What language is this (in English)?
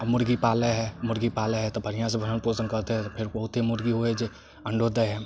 Maithili